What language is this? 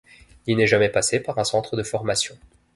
French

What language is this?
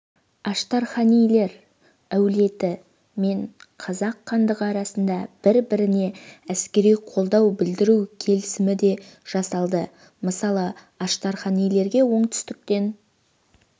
Kazakh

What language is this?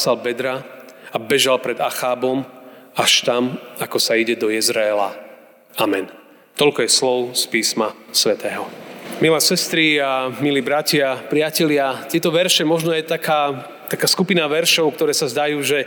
Slovak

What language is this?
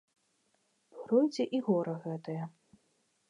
Belarusian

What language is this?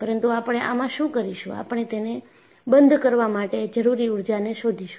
Gujarati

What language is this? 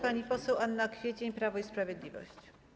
Polish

